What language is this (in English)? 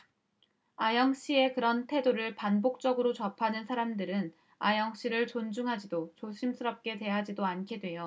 Korean